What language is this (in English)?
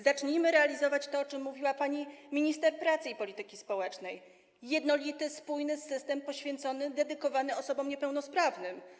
Polish